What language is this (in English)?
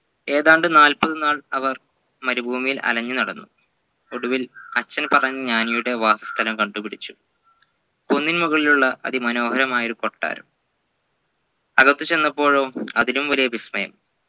Malayalam